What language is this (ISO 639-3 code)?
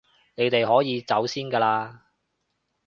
yue